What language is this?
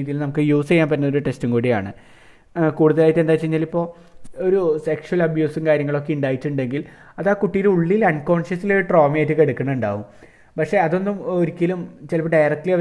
Malayalam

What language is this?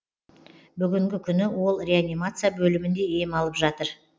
Kazakh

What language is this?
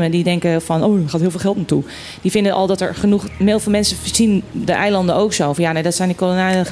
Dutch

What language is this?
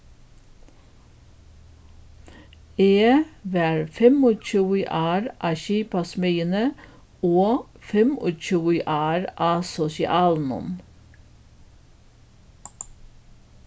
Faroese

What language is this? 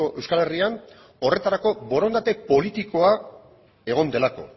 Basque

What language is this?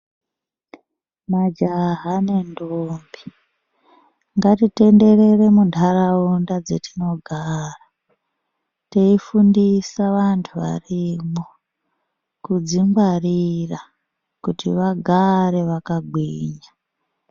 Ndau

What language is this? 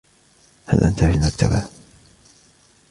Arabic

